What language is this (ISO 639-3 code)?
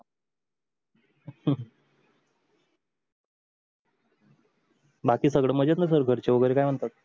mar